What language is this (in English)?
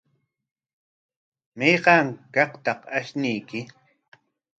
Corongo Ancash Quechua